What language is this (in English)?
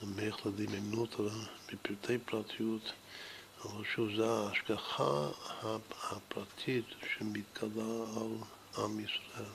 Hebrew